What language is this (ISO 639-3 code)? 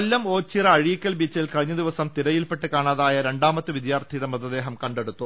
mal